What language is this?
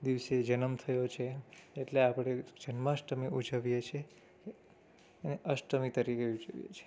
Gujarati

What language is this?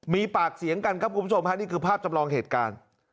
Thai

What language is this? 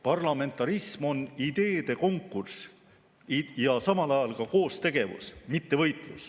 Estonian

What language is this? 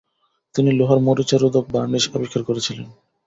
Bangla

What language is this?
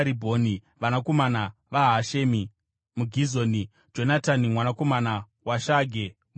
Shona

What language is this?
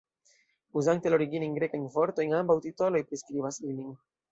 Esperanto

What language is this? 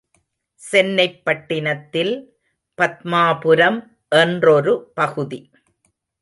Tamil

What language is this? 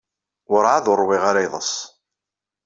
Kabyle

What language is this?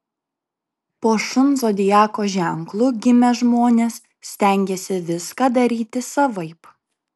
Lithuanian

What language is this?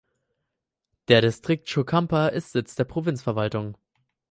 German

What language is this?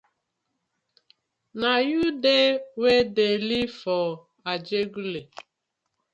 Nigerian Pidgin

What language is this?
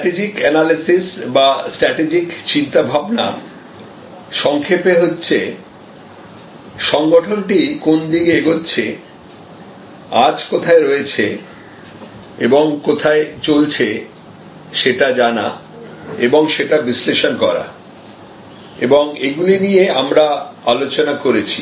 Bangla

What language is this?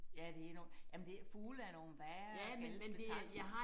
Danish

